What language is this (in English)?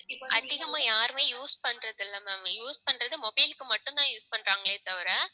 Tamil